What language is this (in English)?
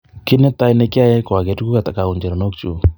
Kalenjin